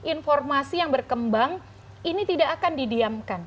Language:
Indonesian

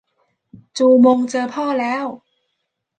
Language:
Thai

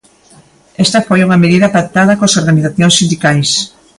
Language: Galician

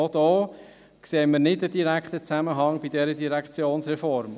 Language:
Swiss German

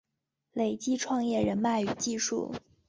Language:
Chinese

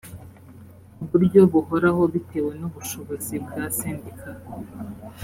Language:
Kinyarwanda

